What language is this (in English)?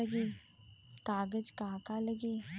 Bhojpuri